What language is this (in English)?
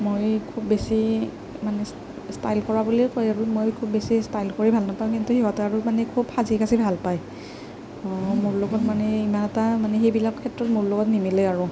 Assamese